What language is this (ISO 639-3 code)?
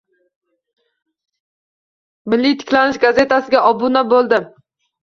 uzb